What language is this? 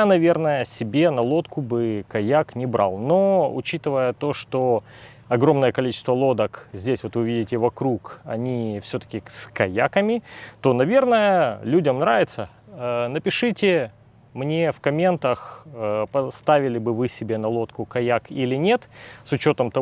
Russian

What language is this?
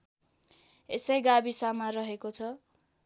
Nepali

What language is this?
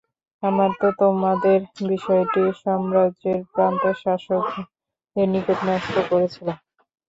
Bangla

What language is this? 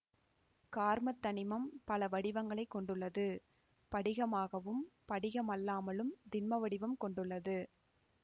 Tamil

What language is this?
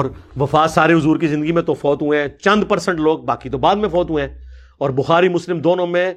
Urdu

